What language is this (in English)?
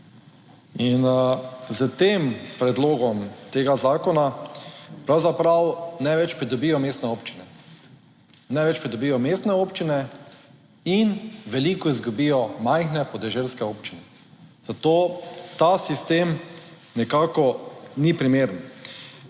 Slovenian